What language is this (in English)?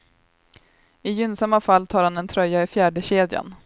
Swedish